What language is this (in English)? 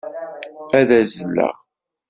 Kabyle